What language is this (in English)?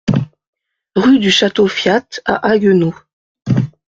French